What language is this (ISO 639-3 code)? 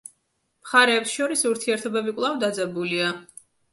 kat